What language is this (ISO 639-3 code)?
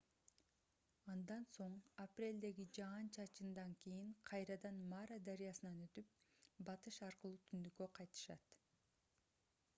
kir